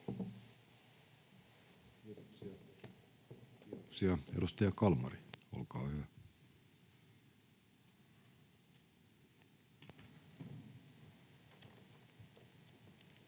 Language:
Finnish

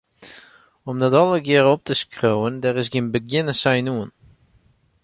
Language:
Western Frisian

